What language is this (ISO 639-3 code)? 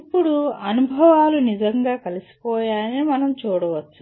tel